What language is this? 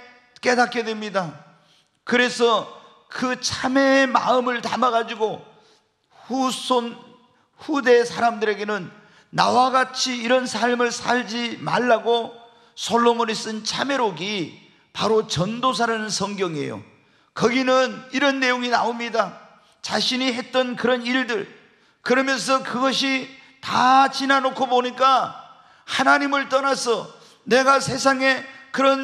Korean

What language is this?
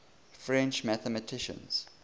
English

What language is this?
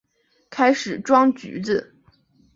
Chinese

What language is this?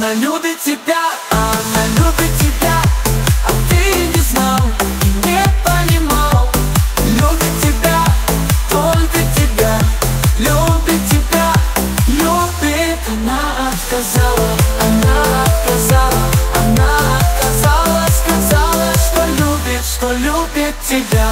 Russian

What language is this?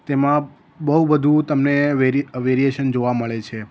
Gujarati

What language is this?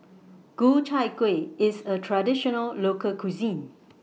English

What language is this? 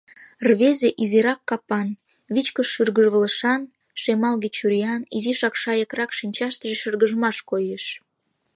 Mari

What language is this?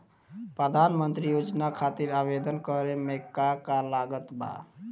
Bhojpuri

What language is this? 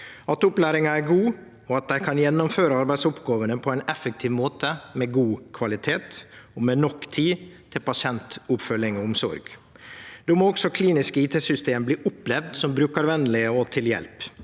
Norwegian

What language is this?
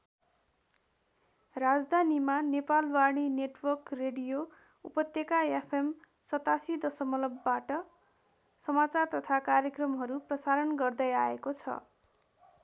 Nepali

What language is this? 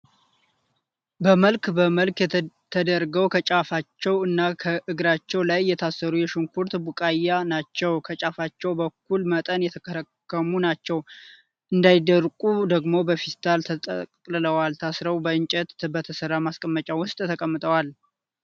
Amharic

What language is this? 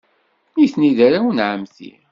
Kabyle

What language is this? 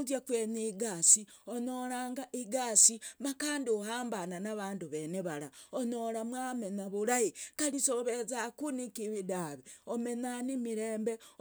Logooli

